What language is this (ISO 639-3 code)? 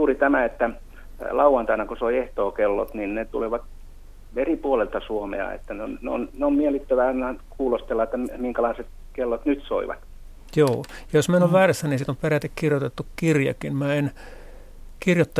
fin